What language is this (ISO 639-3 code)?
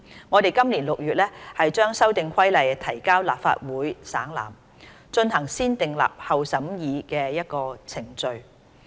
yue